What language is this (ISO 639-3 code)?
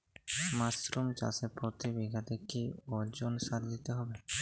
ben